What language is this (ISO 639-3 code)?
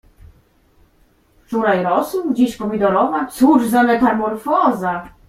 pol